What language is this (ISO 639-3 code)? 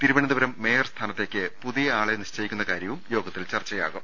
mal